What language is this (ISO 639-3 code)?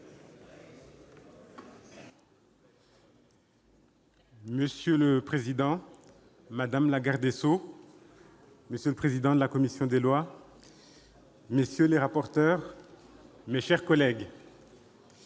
fra